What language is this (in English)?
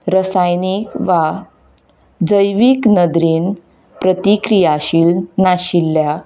Konkani